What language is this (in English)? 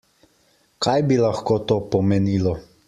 Slovenian